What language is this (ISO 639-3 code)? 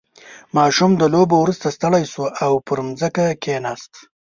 pus